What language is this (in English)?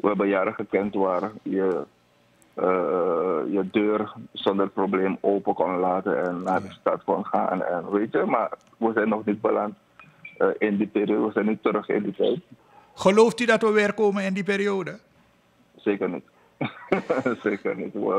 Dutch